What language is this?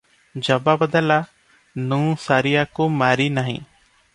Odia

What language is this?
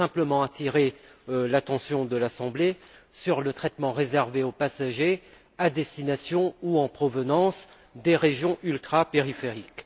French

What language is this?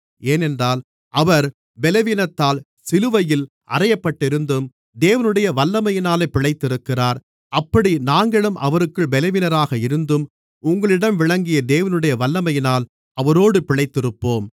Tamil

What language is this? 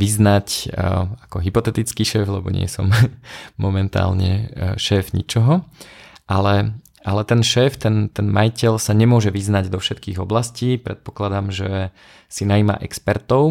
Slovak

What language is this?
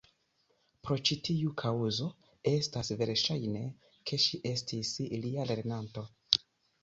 Esperanto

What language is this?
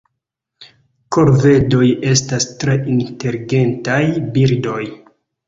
Esperanto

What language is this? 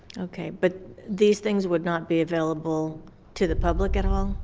English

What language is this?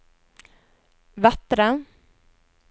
Norwegian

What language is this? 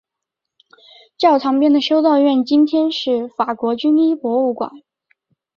Chinese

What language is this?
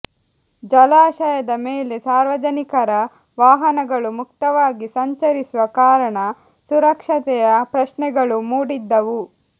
Kannada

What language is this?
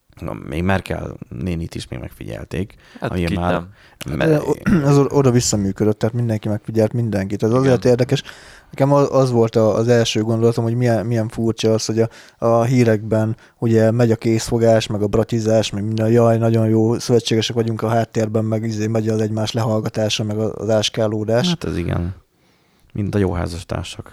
Hungarian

